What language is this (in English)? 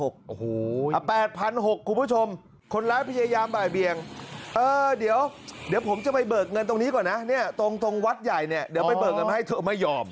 Thai